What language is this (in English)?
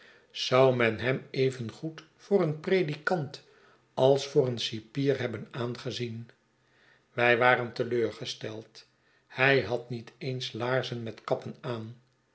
Dutch